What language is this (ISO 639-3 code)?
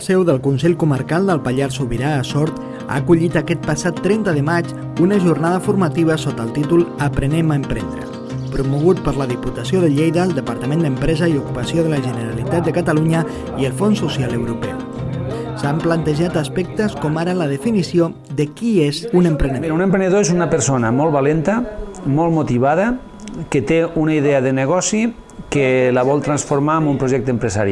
cat